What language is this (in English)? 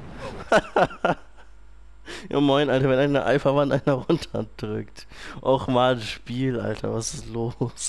German